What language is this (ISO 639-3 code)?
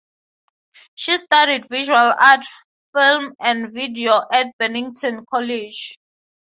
eng